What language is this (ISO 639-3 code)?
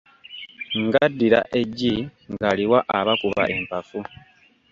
lug